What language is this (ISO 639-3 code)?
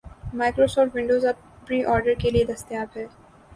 urd